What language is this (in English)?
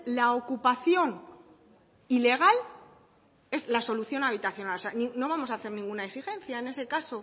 Spanish